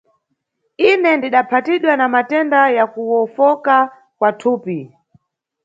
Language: Nyungwe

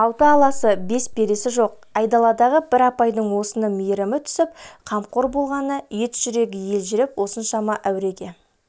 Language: Kazakh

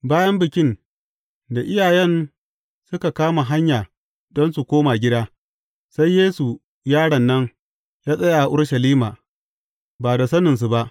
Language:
Hausa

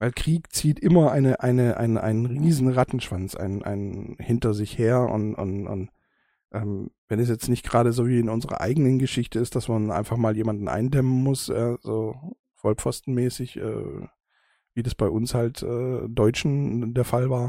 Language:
German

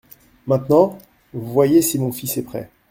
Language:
French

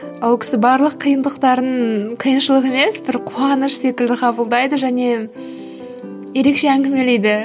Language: Kazakh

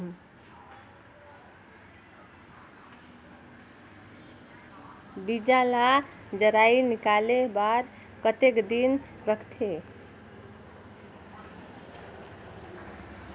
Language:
Chhattisgarhi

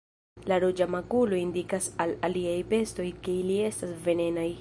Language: Esperanto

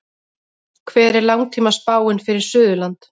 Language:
Icelandic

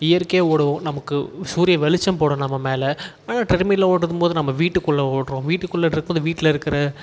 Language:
Tamil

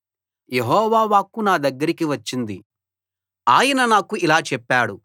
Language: Telugu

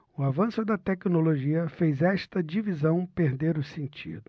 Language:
Portuguese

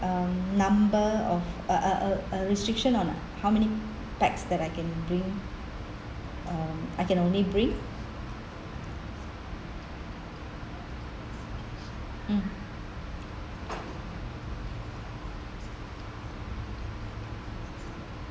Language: English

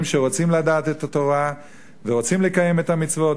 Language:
Hebrew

